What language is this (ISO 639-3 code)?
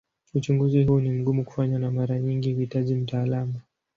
swa